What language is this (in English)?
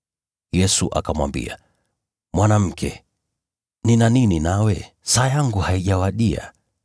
Swahili